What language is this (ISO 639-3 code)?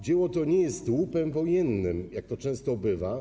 pol